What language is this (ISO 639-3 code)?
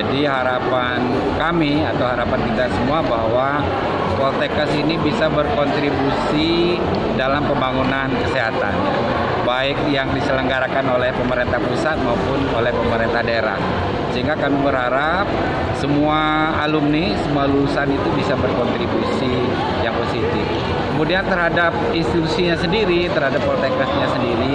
ind